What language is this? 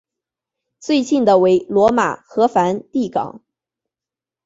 Chinese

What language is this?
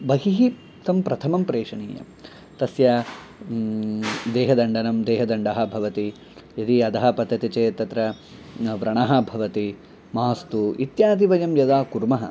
Sanskrit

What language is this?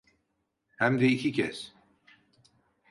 Turkish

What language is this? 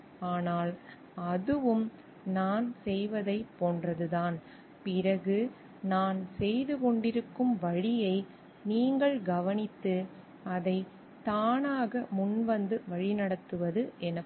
Tamil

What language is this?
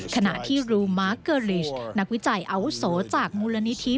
Thai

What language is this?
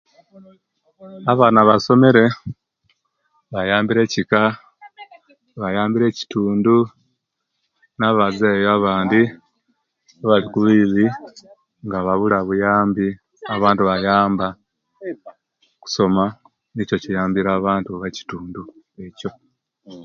Kenyi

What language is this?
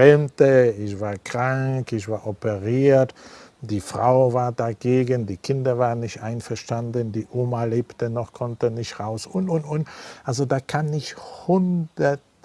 German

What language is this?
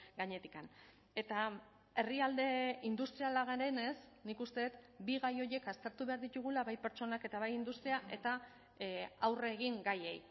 Basque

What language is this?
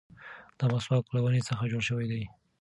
Pashto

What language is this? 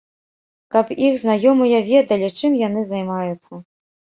Belarusian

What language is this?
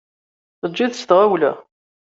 Kabyle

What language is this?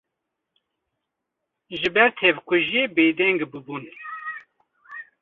Kurdish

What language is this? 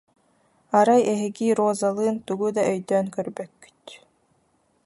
Yakut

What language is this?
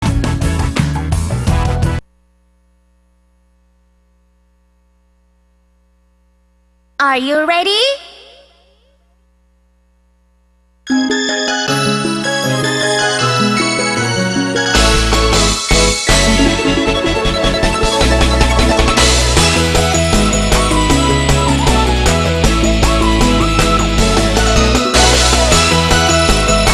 Indonesian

